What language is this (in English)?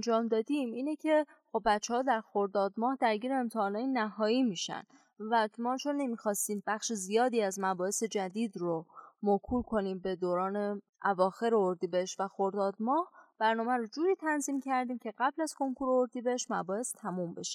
Persian